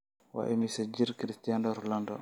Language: Somali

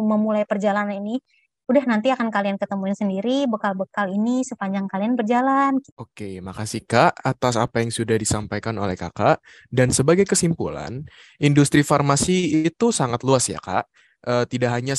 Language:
Indonesian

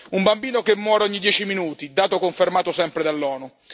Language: Italian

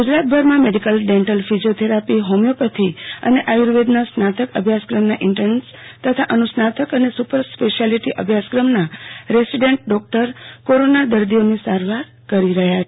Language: Gujarati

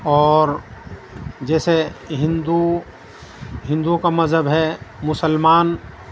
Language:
Urdu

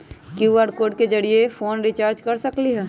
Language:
Magahi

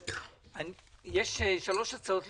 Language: Hebrew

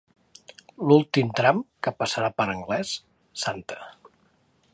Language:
Catalan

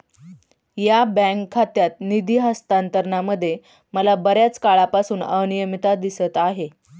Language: Marathi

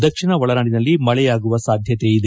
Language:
Kannada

